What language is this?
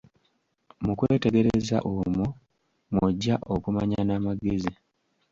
Ganda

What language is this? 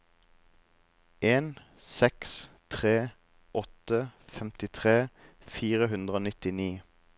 Norwegian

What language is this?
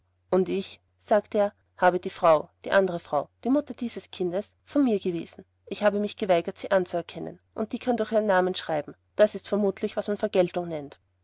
German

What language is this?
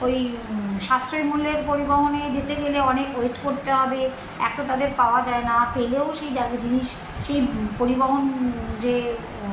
Bangla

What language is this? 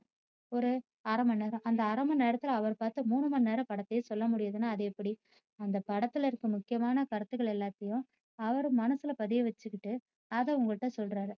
Tamil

